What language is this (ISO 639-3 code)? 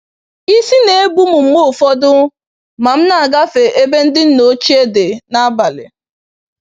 ibo